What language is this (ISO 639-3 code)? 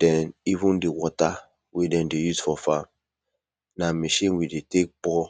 pcm